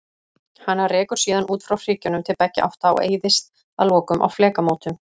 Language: Icelandic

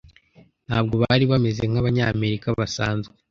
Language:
Kinyarwanda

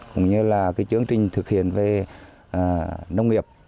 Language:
Vietnamese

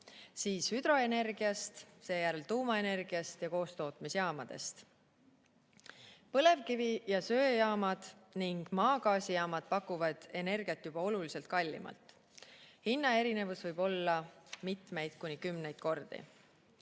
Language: Estonian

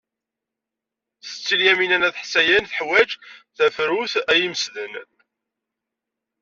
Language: Kabyle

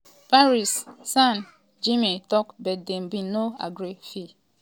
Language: Nigerian Pidgin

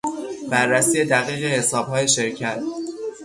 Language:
Persian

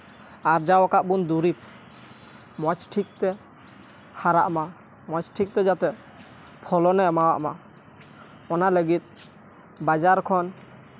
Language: Santali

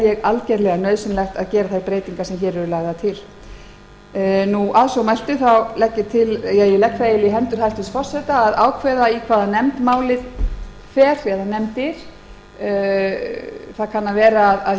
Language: Icelandic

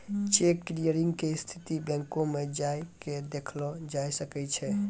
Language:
Maithili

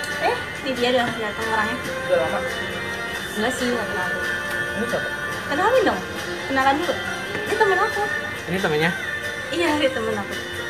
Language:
Indonesian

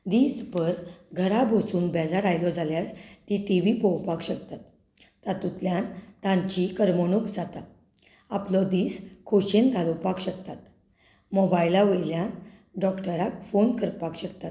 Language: Konkani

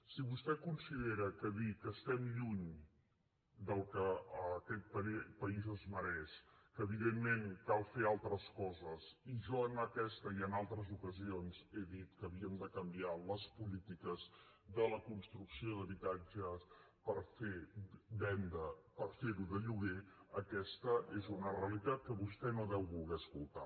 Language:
Catalan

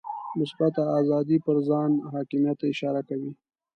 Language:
Pashto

